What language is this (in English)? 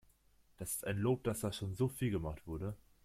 German